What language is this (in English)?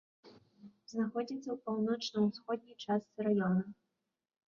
Belarusian